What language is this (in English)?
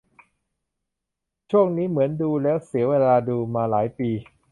Thai